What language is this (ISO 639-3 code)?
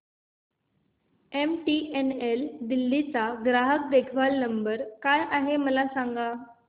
mar